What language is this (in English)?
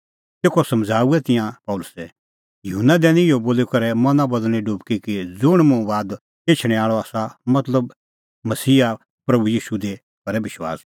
Kullu Pahari